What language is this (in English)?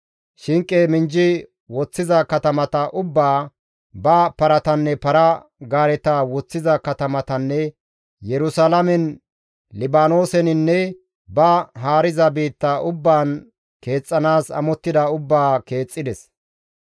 Gamo